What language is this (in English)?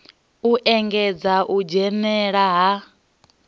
Venda